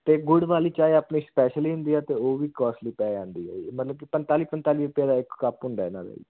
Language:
Punjabi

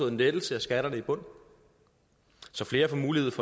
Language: Danish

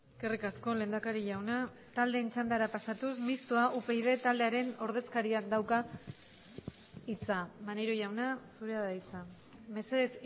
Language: Basque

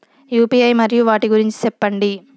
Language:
Telugu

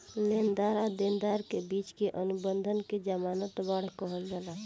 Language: Bhojpuri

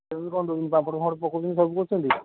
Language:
Odia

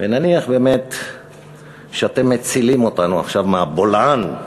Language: Hebrew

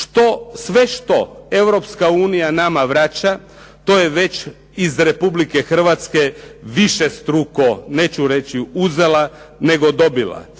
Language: Croatian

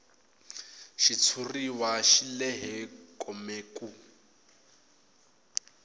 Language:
Tsonga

